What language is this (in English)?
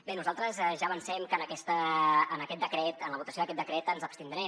Catalan